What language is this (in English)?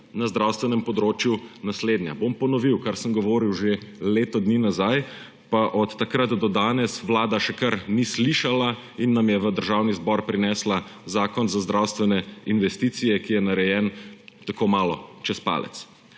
Slovenian